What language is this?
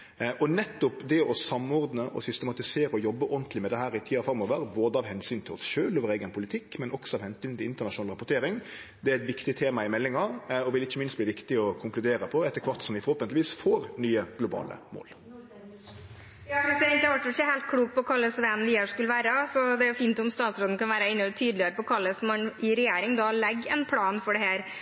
Norwegian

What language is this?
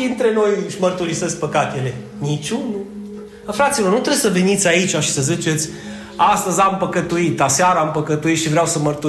Romanian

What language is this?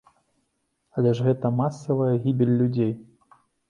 Belarusian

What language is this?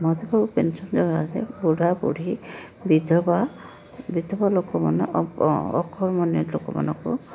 Odia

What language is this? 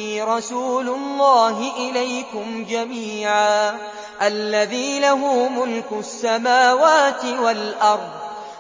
Arabic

